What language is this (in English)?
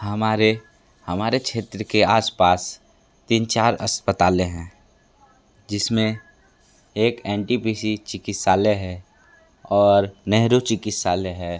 Hindi